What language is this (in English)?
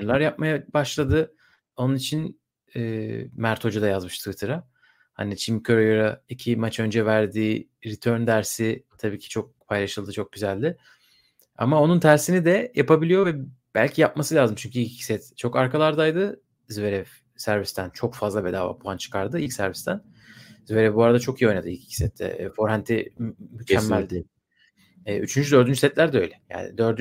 Turkish